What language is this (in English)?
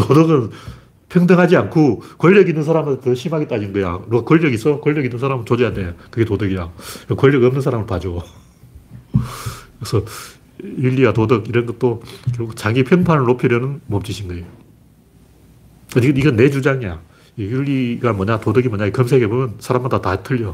Korean